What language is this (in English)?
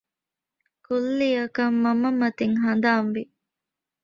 Divehi